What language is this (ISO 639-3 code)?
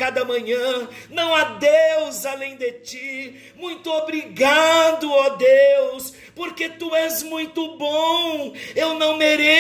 por